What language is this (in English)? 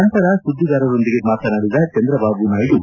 Kannada